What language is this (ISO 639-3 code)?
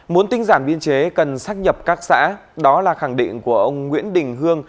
vie